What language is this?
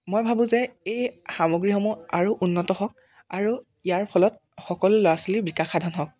Assamese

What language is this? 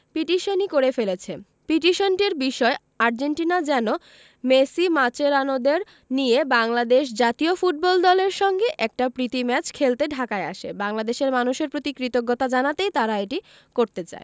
Bangla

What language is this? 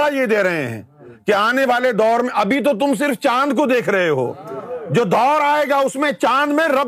Urdu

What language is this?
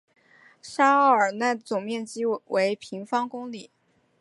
Chinese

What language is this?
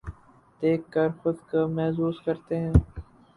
Urdu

